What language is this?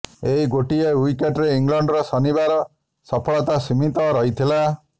Odia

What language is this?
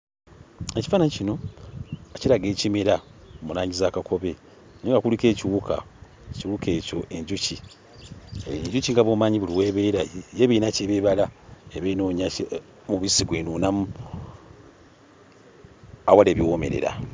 Ganda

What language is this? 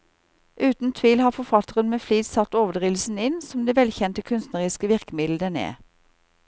Norwegian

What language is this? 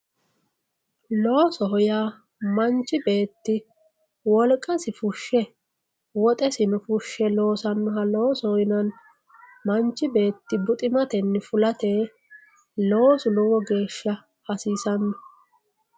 Sidamo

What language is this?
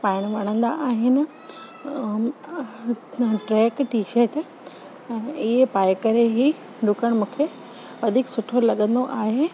Sindhi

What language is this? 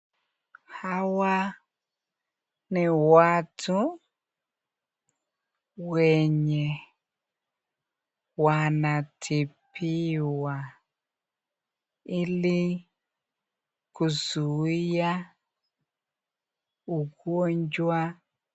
Swahili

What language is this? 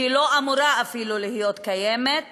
Hebrew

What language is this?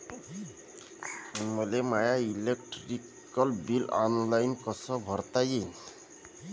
Marathi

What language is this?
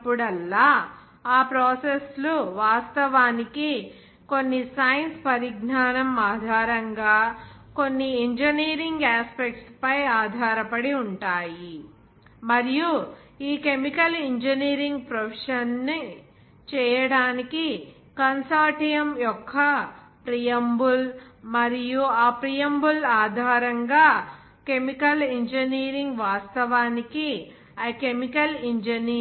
Telugu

